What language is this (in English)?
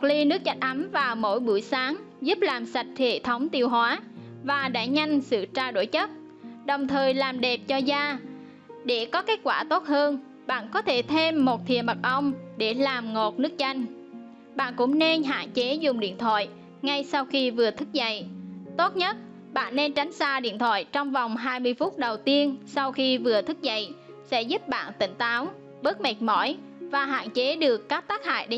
Vietnamese